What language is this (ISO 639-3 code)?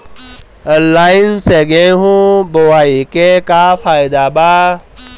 bho